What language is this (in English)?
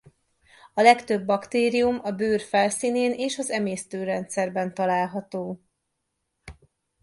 Hungarian